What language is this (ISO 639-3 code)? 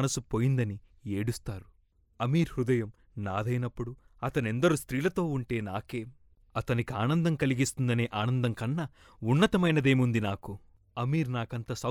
tel